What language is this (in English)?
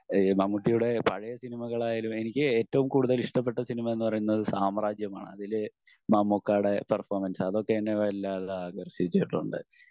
Malayalam